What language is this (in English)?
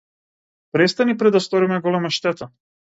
Macedonian